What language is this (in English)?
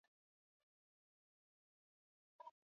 Swahili